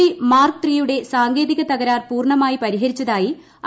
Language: Malayalam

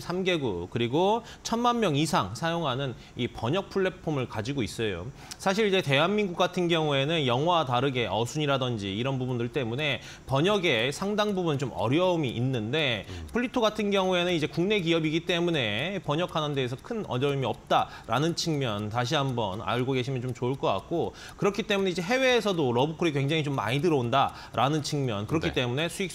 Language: Korean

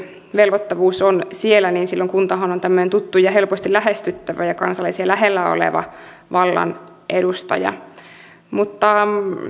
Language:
Finnish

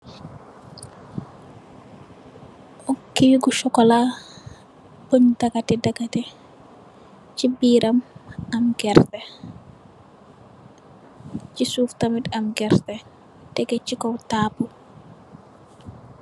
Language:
Wolof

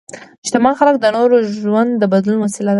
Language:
Pashto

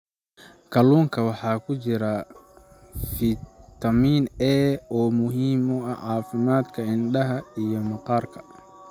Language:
Somali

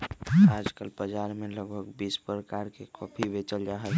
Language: Magahi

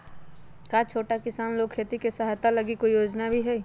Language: Magahi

